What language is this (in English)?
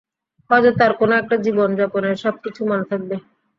Bangla